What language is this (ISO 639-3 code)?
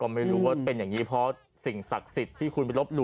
tha